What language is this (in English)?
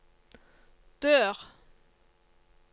Norwegian